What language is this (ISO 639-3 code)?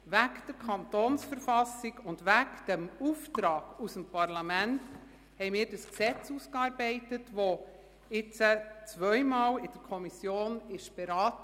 gsw